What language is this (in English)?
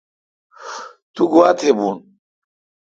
Kalkoti